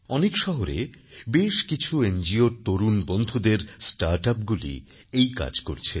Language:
Bangla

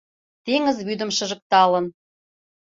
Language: Mari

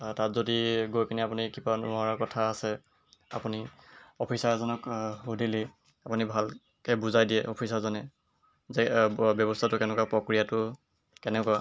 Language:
Assamese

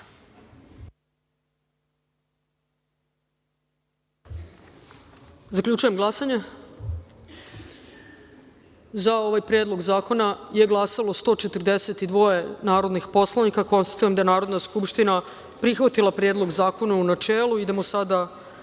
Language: Serbian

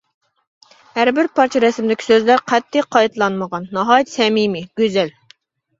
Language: Uyghur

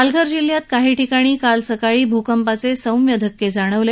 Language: Marathi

